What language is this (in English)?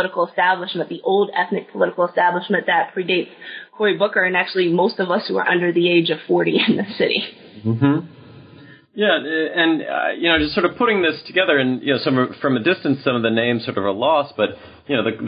English